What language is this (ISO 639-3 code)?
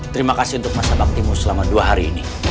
ind